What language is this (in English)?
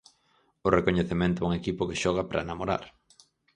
Galician